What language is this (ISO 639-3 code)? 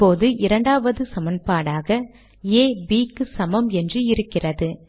tam